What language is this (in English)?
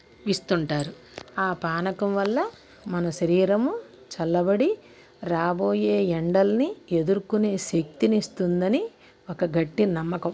Telugu